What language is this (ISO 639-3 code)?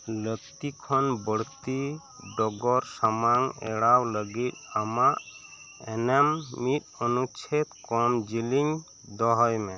sat